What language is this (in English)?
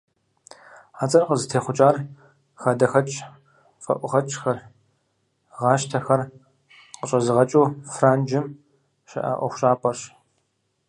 Kabardian